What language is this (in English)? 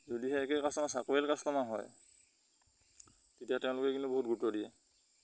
Assamese